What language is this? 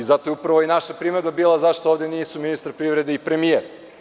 Serbian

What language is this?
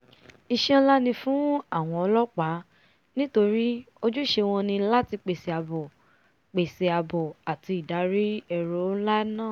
Yoruba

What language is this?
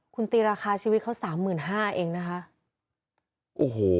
Thai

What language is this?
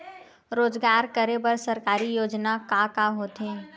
Chhattisgarhi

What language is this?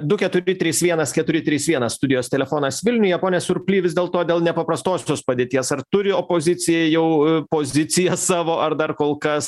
Lithuanian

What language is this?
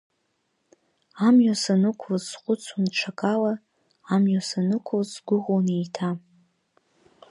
Abkhazian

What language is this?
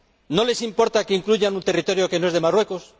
Spanish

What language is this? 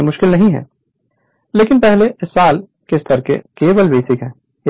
Hindi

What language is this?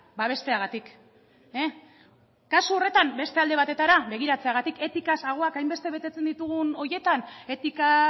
Basque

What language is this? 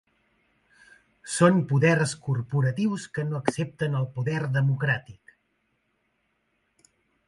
Catalan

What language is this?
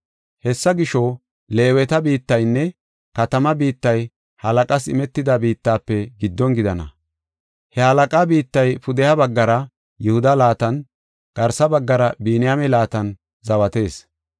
Gofa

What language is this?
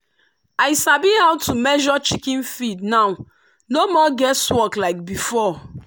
Nigerian Pidgin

